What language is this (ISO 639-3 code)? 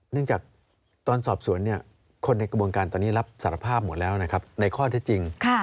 tha